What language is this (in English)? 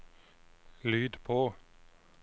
Norwegian